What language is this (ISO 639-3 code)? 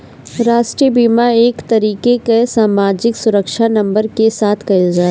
bho